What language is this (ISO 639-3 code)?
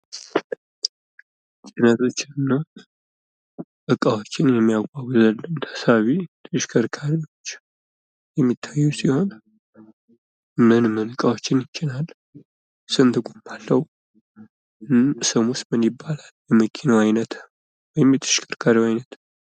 amh